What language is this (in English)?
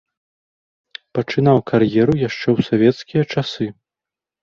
Belarusian